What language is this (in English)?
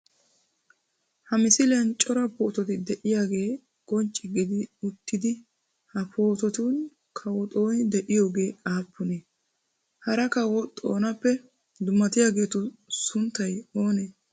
Wolaytta